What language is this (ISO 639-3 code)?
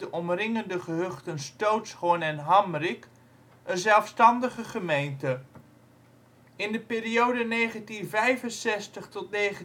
nld